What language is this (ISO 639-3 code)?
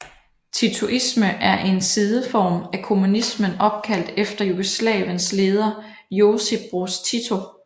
dan